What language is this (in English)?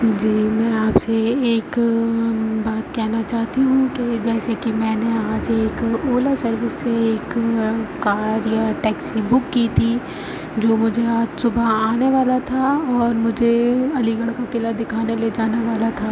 Urdu